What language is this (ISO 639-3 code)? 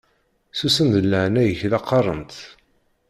kab